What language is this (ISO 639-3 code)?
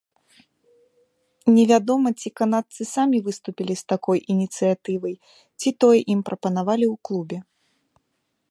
bel